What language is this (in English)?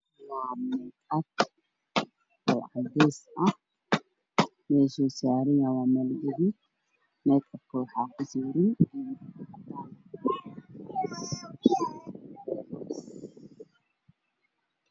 Somali